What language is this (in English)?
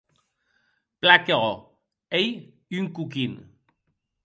Occitan